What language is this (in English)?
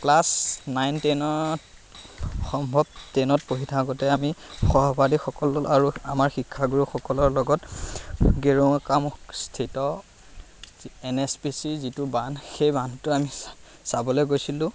Assamese